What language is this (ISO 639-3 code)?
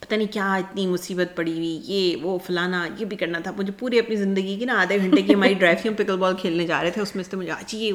urd